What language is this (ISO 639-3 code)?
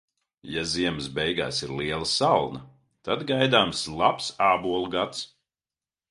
lav